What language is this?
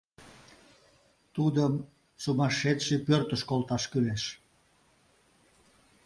Mari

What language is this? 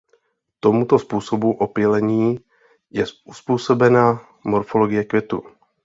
Czech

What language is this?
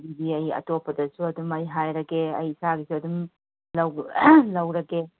Manipuri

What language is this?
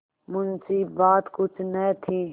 Hindi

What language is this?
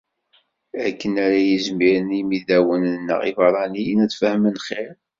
Kabyle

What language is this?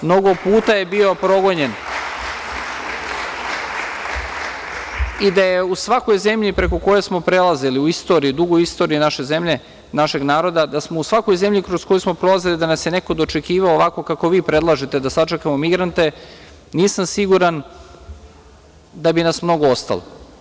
Serbian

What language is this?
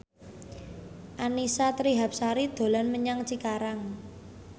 Javanese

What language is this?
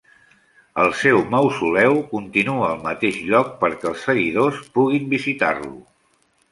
Catalan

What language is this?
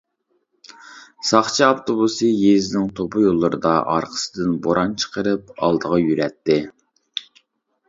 Uyghur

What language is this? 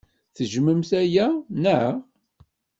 Kabyle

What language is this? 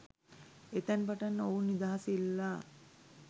Sinhala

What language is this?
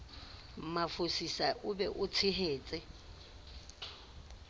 Southern Sotho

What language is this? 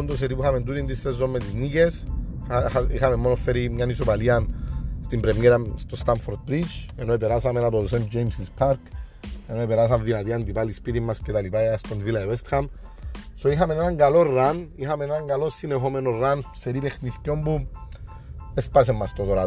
Greek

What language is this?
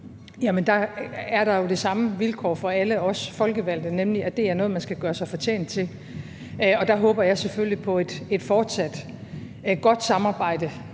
Danish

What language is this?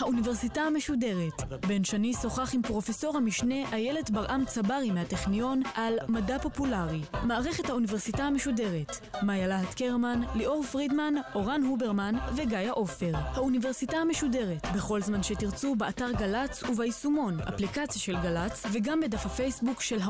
Hebrew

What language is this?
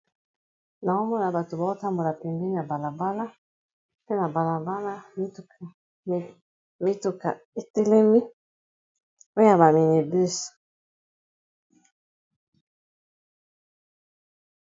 Lingala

